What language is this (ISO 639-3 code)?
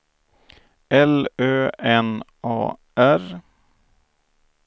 swe